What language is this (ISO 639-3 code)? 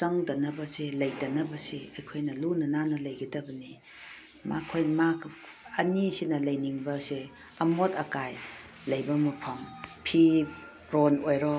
mni